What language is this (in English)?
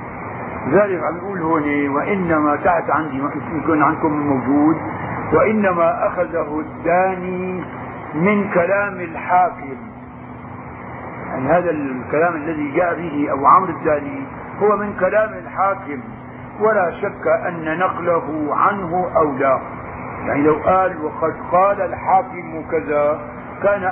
Arabic